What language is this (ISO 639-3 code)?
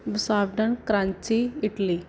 pan